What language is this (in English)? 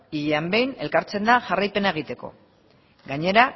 Basque